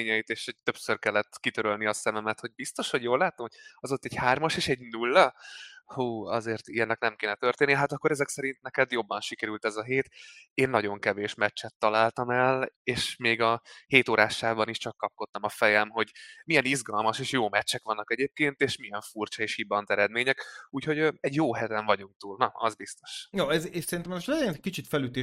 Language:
Hungarian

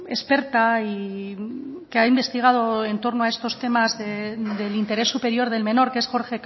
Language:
Spanish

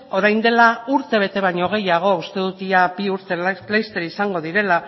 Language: Basque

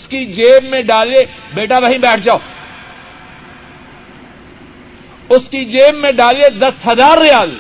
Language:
Urdu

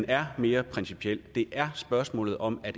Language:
Danish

